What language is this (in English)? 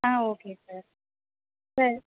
Tamil